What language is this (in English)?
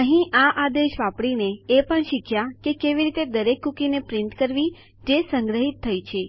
Gujarati